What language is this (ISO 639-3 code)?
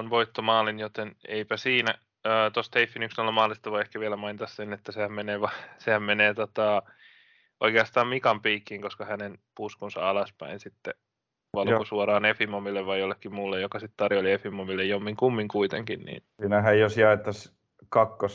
fin